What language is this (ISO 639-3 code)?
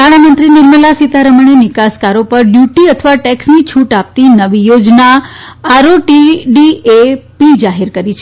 guj